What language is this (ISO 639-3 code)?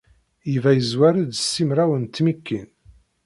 kab